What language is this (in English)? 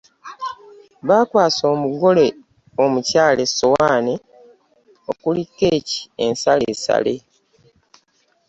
Ganda